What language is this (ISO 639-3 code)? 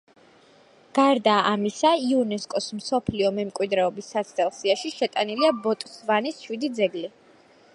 kat